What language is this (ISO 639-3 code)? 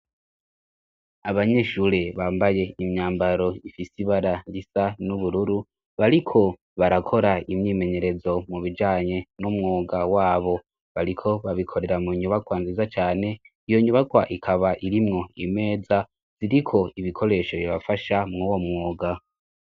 run